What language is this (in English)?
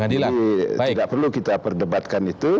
Indonesian